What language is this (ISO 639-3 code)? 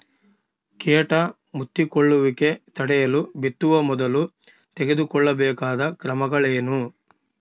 kan